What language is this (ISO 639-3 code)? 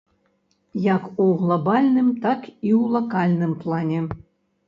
bel